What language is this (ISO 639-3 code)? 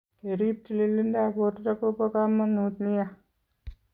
kln